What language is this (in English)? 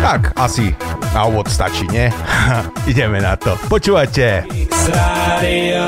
Slovak